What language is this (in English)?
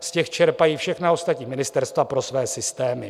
Czech